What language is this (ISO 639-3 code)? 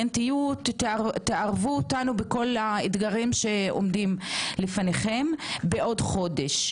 heb